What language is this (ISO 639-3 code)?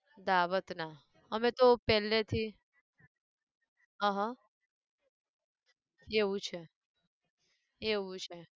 guj